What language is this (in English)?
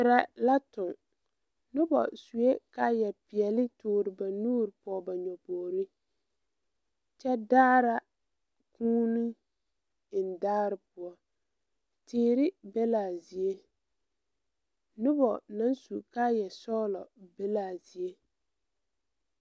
Southern Dagaare